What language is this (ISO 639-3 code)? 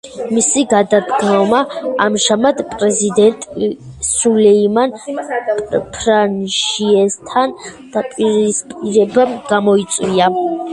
kat